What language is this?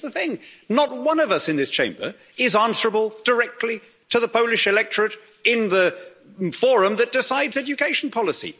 English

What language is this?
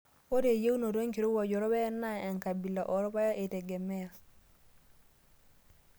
Masai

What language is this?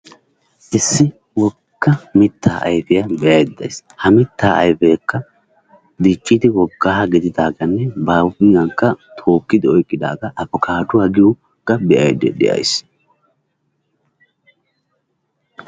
Wolaytta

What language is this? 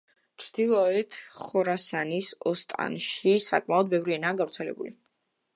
Georgian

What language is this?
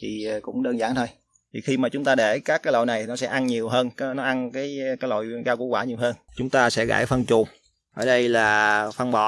Vietnamese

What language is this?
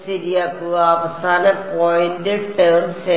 Malayalam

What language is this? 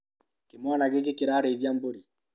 Kikuyu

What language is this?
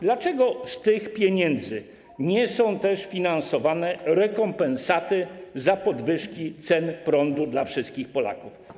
Polish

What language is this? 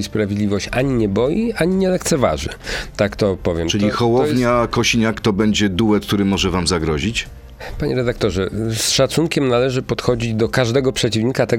Polish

